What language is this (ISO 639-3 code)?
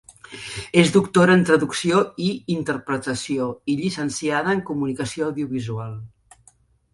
cat